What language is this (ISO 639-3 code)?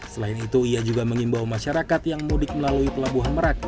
ind